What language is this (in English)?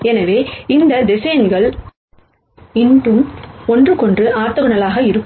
Tamil